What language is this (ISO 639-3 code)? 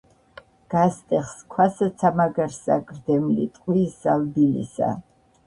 kat